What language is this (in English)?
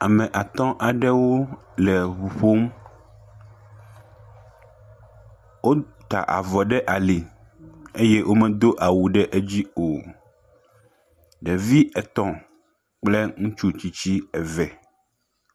Ewe